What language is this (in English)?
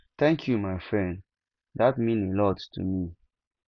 Nigerian Pidgin